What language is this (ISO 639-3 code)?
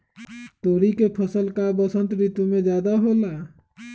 mag